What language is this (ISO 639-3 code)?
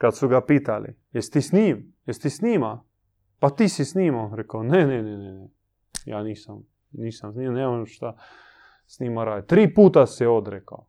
hrv